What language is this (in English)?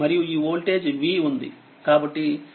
Telugu